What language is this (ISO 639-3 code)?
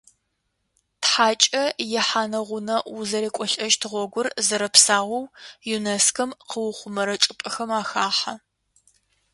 ady